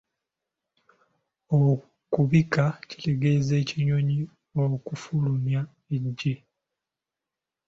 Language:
Ganda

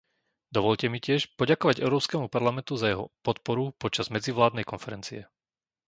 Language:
Slovak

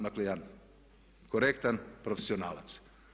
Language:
Croatian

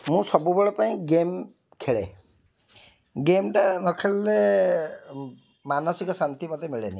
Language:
Odia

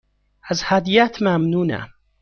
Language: Persian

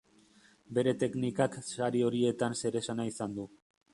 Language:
Basque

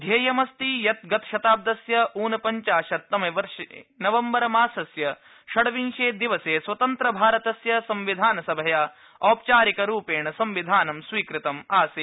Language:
Sanskrit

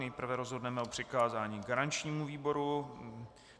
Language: Czech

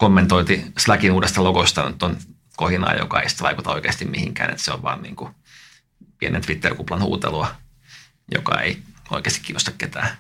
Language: Finnish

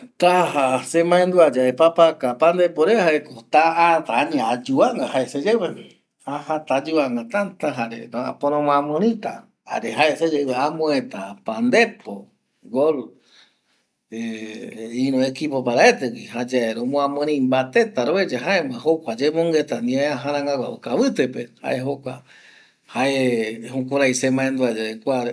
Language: Eastern Bolivian Guaraní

